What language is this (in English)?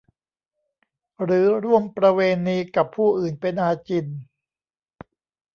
Thai